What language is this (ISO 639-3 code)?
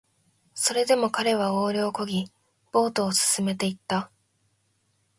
jpn